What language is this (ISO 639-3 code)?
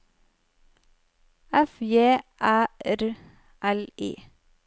nor